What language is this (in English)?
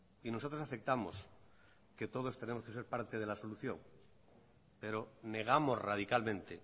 Spanish